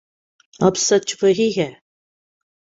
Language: Urdu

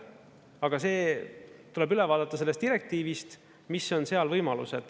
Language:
Estonian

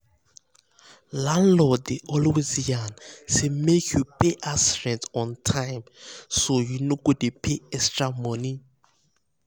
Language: Nigerian Pidgin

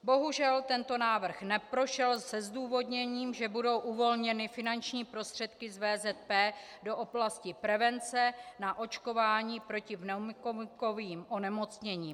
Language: Czech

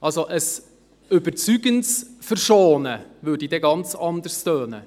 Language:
Swiss German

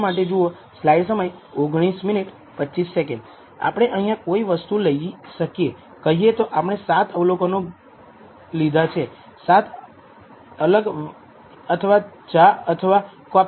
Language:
Gujarati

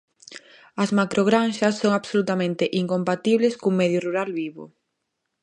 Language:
Galician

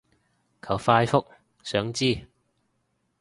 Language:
Cantonese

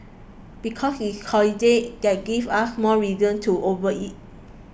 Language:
English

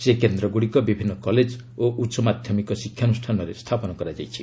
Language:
Odia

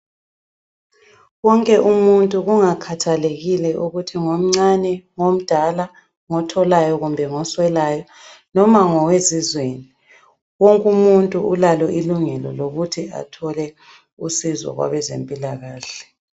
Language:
North Ndebele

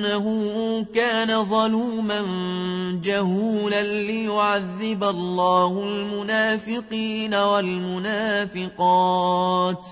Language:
Arabic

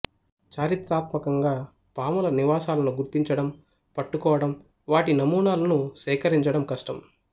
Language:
Telugu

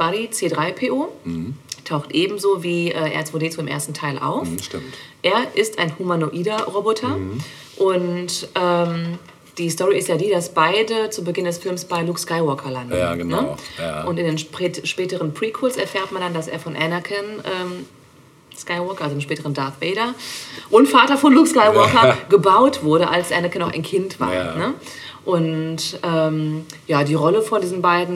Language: German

